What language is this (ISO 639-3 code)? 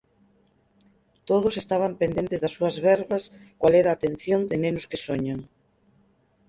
glg